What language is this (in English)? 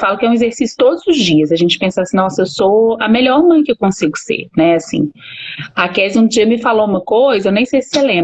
Portuguese